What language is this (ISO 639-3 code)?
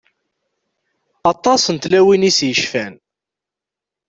kab